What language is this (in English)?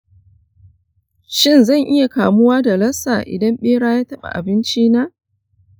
Hausa